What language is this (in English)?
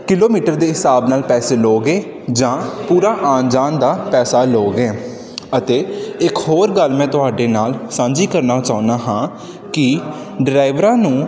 Punjabi